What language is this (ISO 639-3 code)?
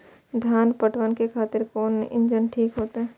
mai